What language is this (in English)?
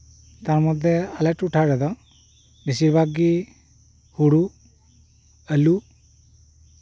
Santali